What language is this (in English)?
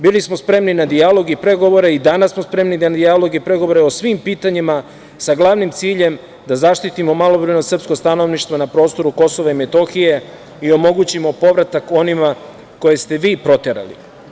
Serbian